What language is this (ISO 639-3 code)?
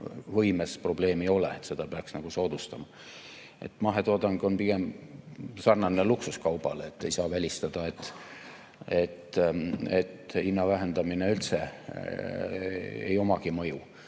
est